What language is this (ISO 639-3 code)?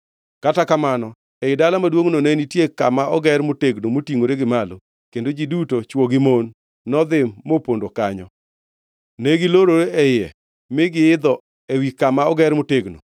luo